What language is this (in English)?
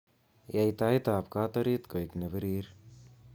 Kalenjin